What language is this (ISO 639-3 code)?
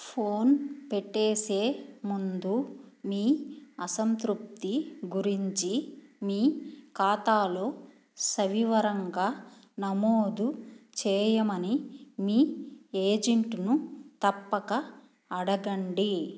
tel